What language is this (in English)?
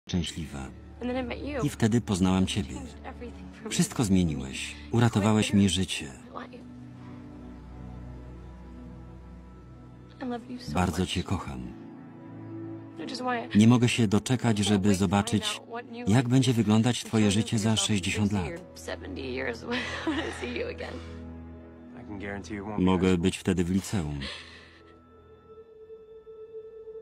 Polish